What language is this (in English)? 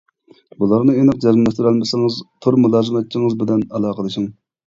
Uyghur